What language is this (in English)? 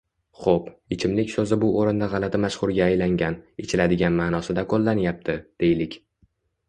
Uzbek